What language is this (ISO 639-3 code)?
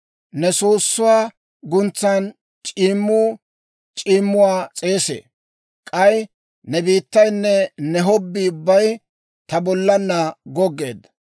dwr